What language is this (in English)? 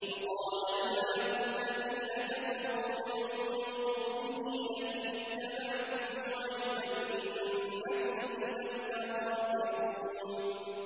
Arabic